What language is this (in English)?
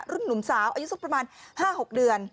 Thai